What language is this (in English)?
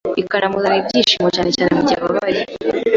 Kinyarwanda